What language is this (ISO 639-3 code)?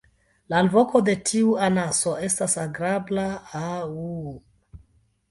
epo